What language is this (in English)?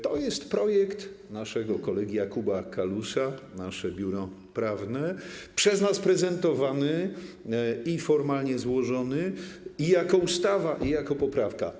Polish